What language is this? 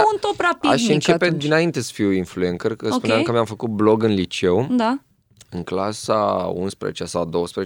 Romanian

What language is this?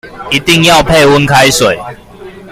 Chinese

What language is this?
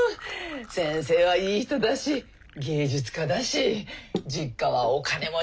Japanese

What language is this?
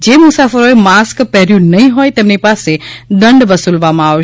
Gujarati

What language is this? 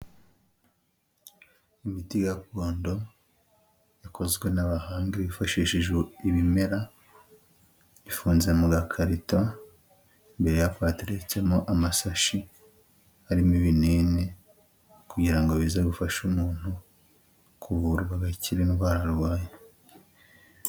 Kinyarwanda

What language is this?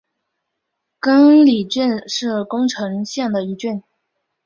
Chinese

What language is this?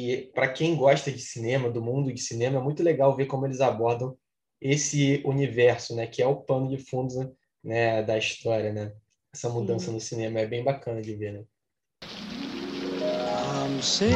Portuguese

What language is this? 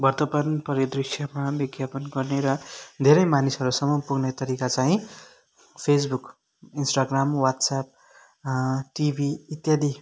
Nepali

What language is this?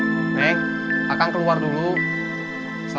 Indonesian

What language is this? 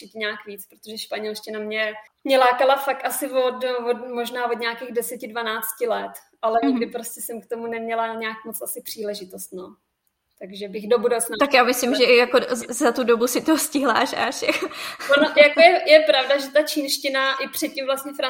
Czech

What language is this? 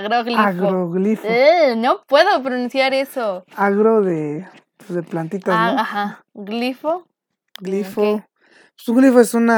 Spanish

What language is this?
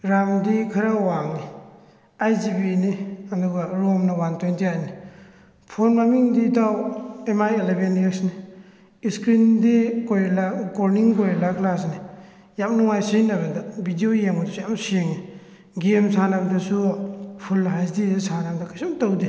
Manipuri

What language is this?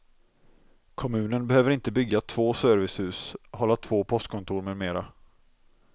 Swedish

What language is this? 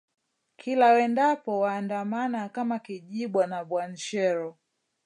Swahili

